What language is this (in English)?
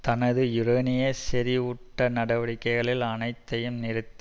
Tamil